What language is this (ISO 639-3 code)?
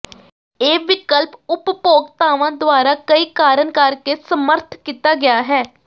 pan